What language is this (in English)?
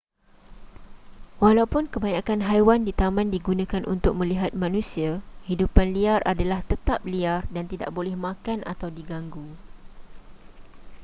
Malay